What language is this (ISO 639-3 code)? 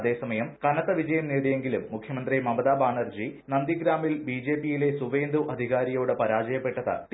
mal